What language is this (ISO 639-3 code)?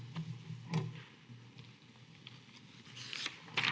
slv